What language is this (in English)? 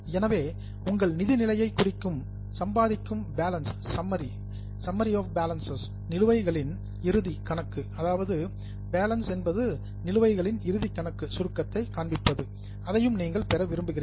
Tamil